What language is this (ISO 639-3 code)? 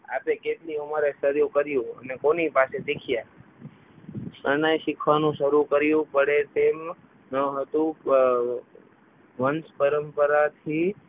guj